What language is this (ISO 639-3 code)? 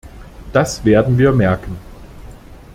deu